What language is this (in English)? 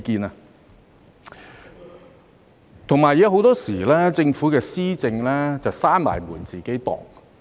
Cantonese